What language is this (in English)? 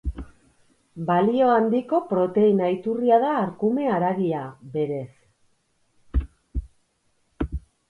Basque